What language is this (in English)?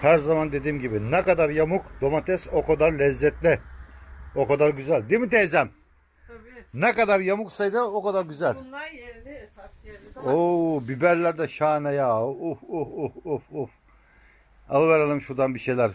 Turkish